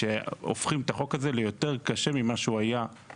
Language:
Hebrew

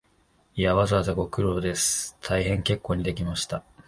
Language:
Japanese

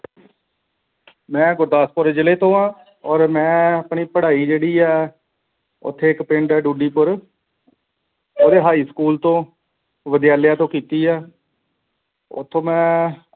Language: Punjabi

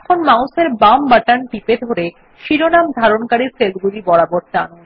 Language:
Bangla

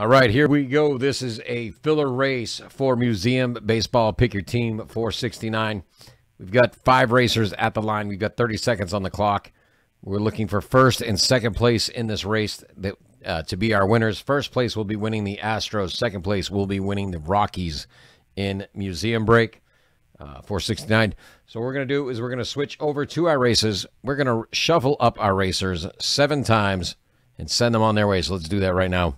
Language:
English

